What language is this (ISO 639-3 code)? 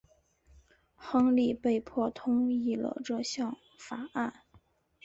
zho